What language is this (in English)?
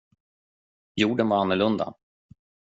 Swedish